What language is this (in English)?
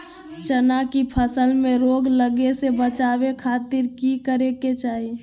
Magahi